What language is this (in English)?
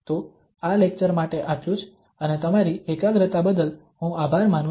Gujarati